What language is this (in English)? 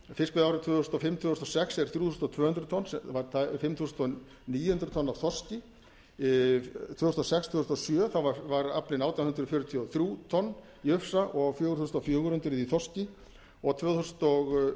Icelandic